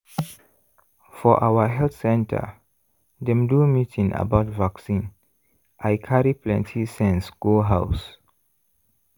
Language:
Nigerian Pidgin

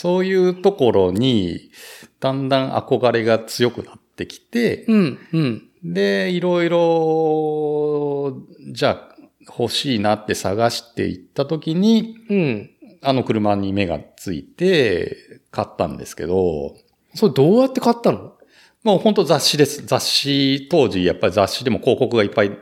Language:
Japanese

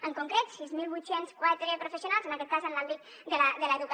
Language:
Catalan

